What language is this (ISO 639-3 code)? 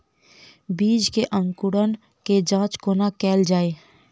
mai